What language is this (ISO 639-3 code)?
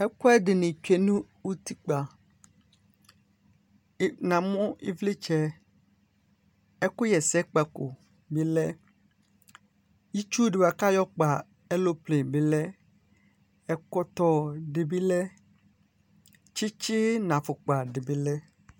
kpo